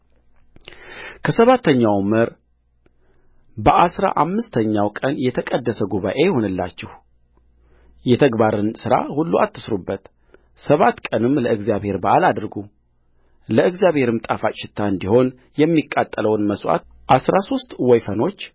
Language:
Amharic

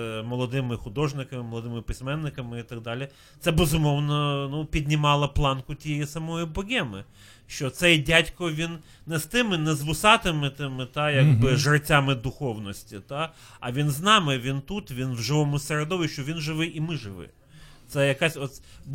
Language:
Ukrainian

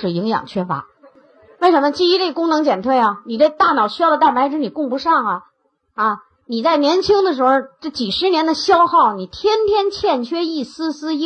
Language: Chinese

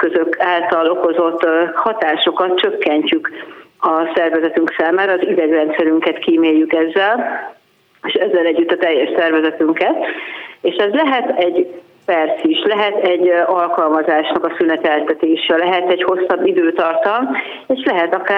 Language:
Hungarian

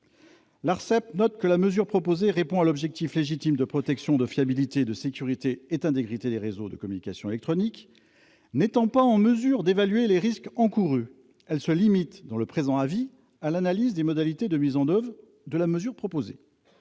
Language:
French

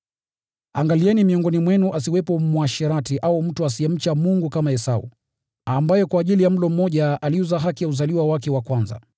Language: Swahili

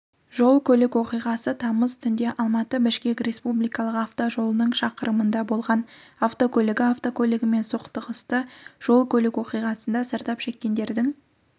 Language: Kazakh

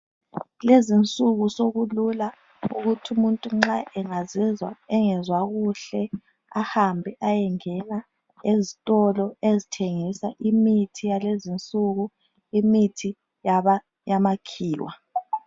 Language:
North Ndebele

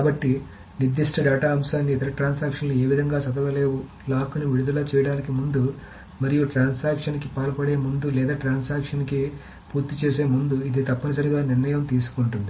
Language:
Telugu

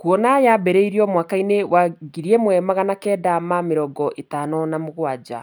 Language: Kikuyu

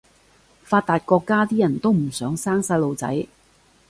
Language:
Cantonese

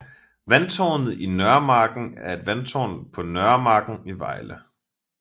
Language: Danish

